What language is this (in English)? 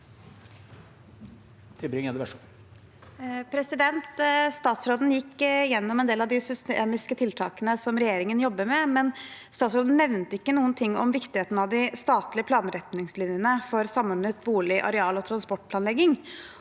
Norwegian